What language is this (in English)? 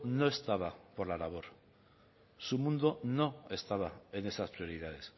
Spanish